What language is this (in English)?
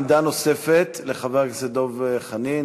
Hebrew